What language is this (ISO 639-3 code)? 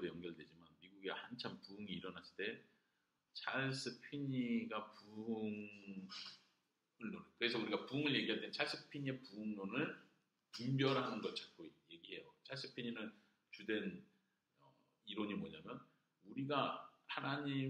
kor